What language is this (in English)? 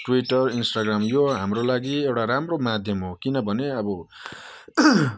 Nepali